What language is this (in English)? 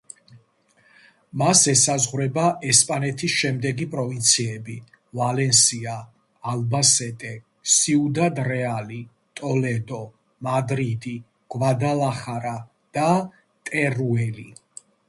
Georgian